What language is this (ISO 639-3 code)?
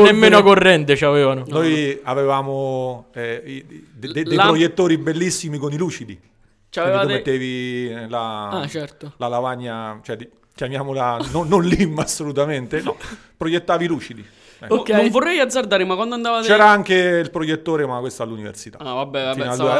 ita